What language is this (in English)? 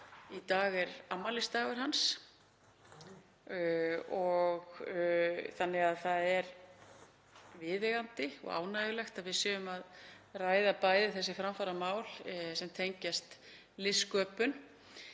Icelandic